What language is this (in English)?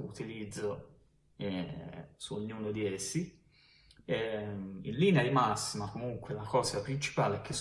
Italian